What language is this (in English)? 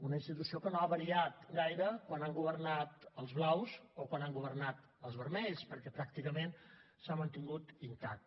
Catalan